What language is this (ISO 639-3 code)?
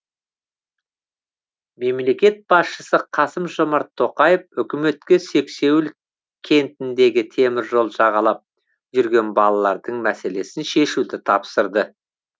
kaz